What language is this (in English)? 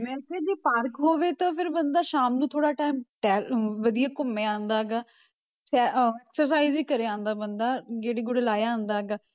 Punjabi